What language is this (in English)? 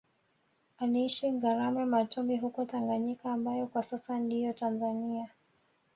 Swahili